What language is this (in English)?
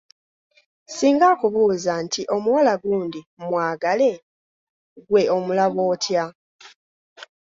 Ganda